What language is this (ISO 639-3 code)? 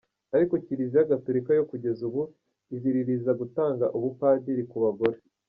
kin